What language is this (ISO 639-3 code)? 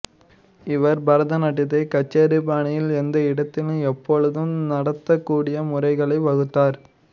tam